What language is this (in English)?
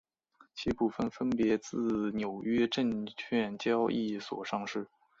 Chinese